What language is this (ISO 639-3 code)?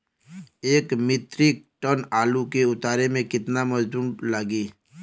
bho